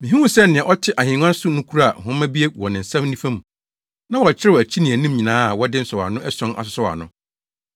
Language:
Akan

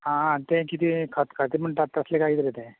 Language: Konkani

